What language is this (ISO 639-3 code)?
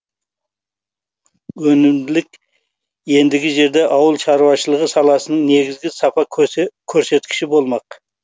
kaz